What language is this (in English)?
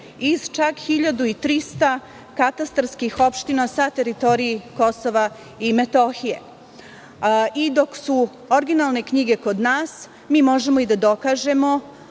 Serbian